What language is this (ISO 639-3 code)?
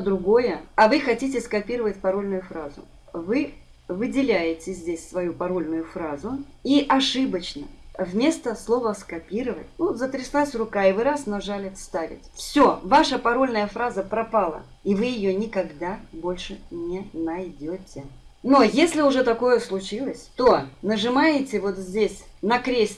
rus